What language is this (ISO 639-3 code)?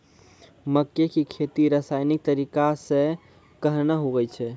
mai